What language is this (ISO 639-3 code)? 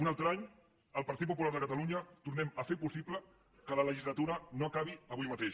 cat